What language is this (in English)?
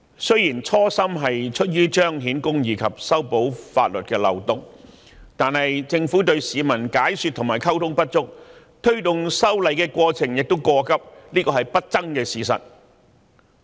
Cantonese